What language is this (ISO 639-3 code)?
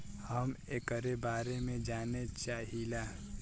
bho